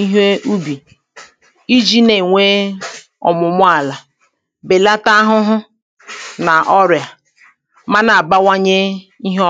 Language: Igbo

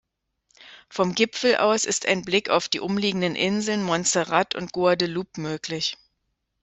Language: German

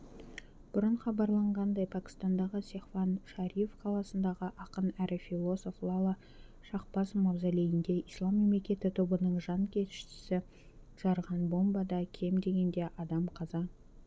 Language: Kazakh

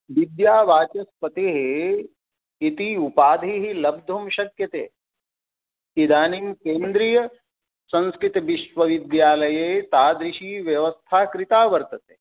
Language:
Sanskrit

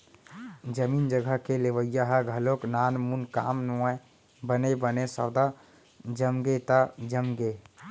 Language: Chhattisgarhi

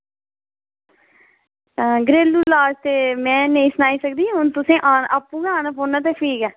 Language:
Dogri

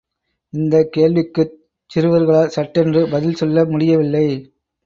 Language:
Tamil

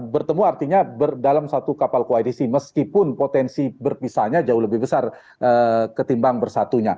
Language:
Indonesian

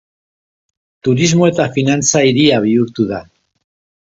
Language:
Basque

